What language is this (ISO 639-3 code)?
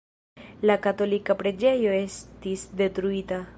epo